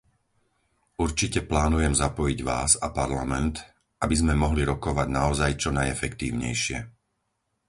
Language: Slovak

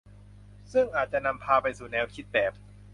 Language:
Thai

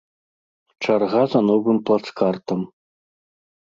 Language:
Belarusian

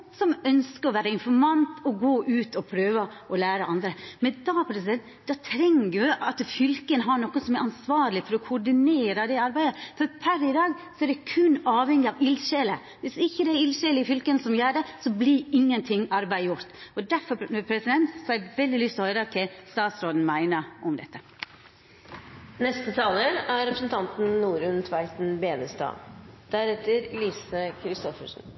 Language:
Norwegian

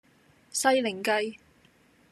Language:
Cantonese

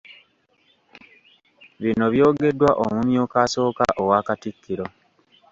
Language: Ganda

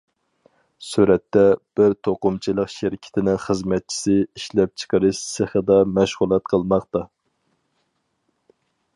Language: Uyghur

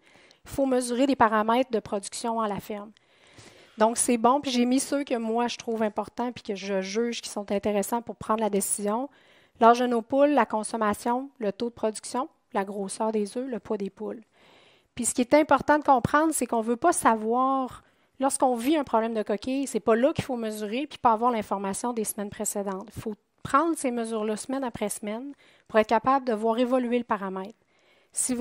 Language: French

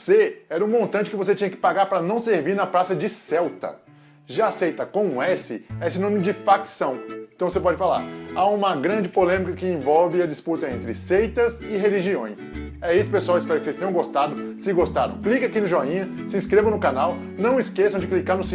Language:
Portuguese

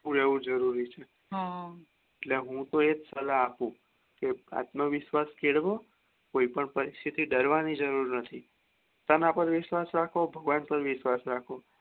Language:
Gujarati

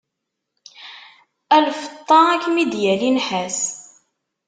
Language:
Kabyle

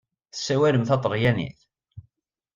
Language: Kabyle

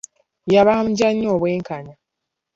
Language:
Ganda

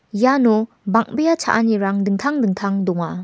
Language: Garo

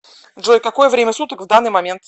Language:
Russian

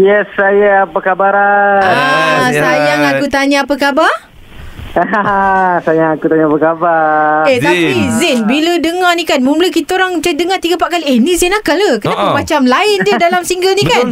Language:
Malay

